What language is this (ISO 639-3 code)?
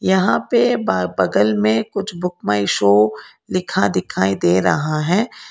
hin